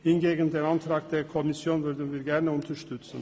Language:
Swiss German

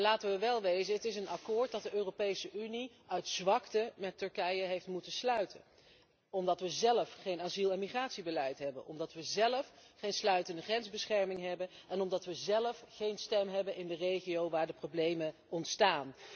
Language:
Dutch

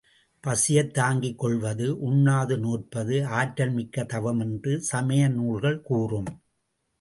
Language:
Tamil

